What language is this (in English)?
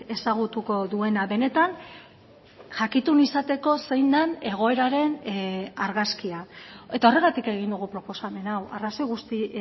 Basque